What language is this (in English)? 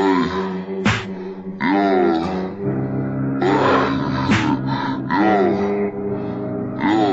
Turkish